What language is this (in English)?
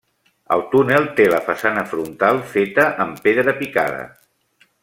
Catalan